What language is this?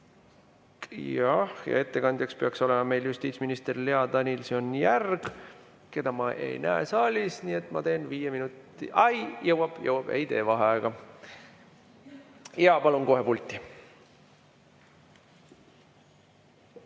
Estonian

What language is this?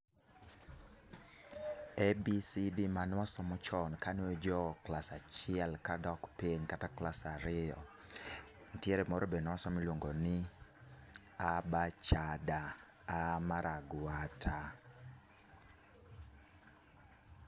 Luo (Kenya and Tanzania)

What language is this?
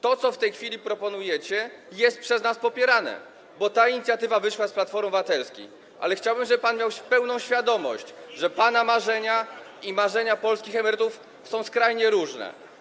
Polish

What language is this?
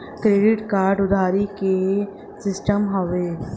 Bhojpuri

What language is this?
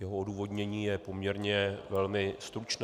Czech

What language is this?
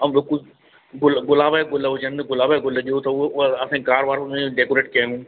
Sindhi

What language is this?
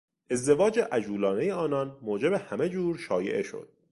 Persian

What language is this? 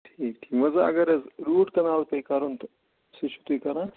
Kashmiri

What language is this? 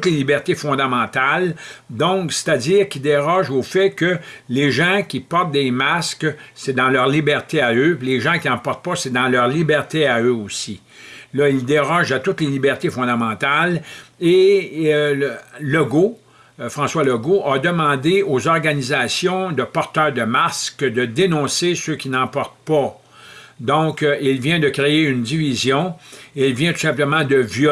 French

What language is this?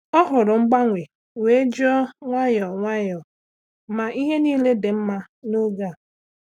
Igbo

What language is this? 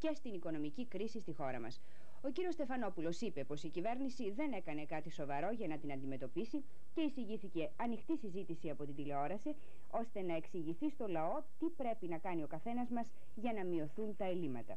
Greek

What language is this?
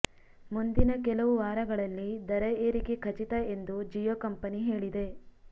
Kannada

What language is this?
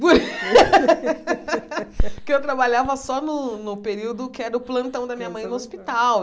Portuguese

